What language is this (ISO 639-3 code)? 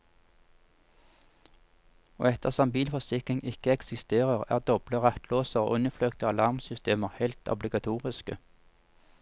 nor